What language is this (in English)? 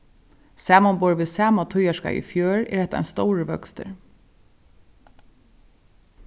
Faroese